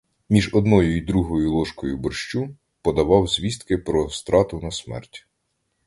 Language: Ukrainian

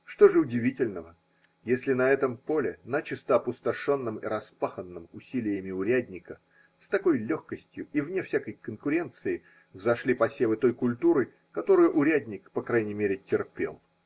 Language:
Russian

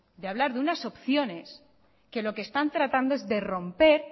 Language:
Spanish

